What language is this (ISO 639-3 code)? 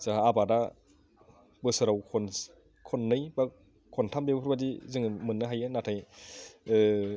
brx